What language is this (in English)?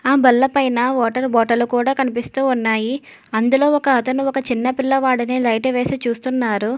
Telugu